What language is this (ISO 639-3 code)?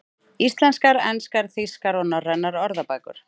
isl